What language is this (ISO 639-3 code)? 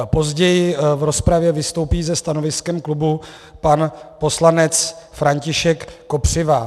ces